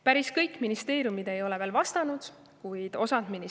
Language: Estonian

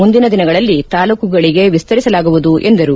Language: Kannada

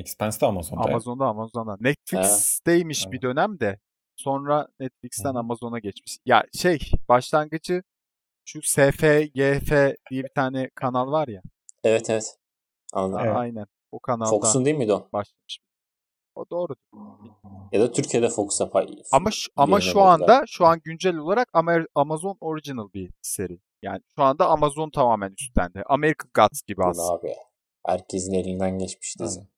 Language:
Turkish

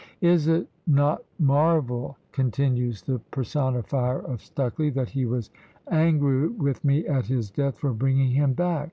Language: English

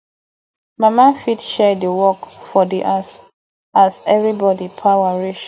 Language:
Nigerian Pidgin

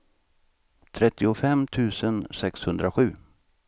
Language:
Swedish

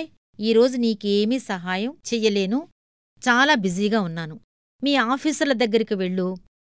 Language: Telugu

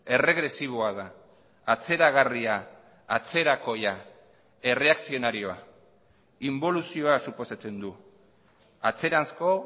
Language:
Basque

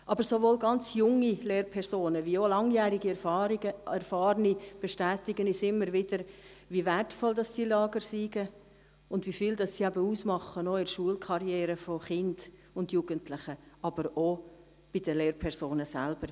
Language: Swiss German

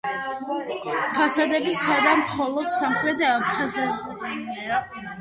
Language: Georgian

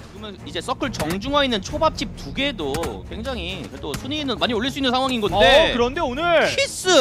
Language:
Korean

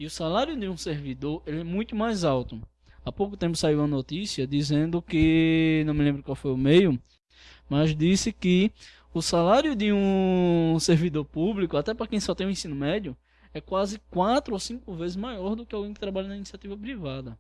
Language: Portuguese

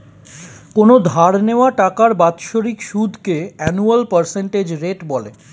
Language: Bangla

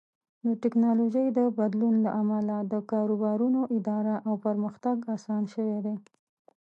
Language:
Pashto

